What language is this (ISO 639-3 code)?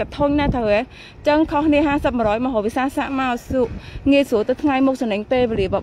tha